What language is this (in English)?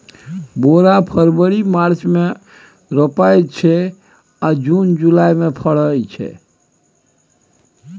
Maithili